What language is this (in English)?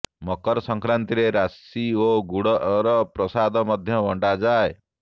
Odia